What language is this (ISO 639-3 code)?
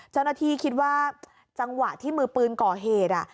tha